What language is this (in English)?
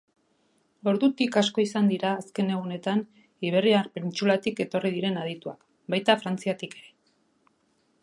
Basque